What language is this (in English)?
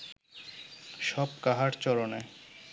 Bangla